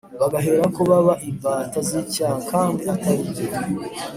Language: Kinyarwanda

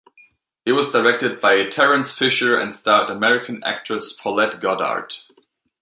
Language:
English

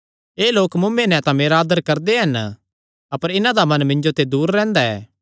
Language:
Kangri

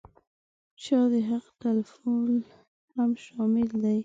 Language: Pashto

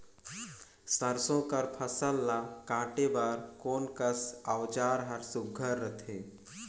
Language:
Chhattisgarhi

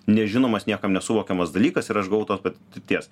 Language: Lithuanian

